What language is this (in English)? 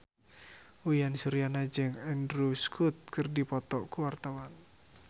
Sundanese